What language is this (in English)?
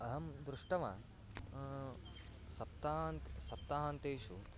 Sanskrit